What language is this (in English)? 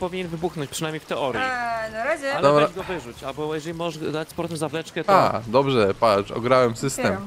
Polish